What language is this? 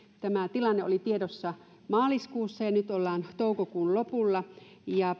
Finnish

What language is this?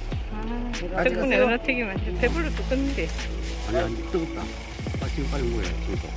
Korean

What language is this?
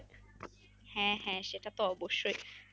Bangla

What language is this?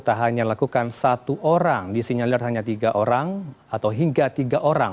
Indonesian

